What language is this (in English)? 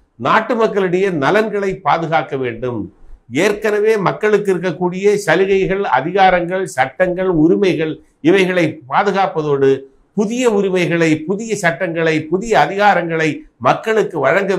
Korean